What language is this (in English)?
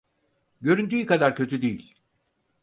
Turkish